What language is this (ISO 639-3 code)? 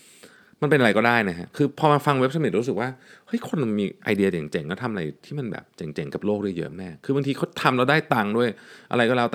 tha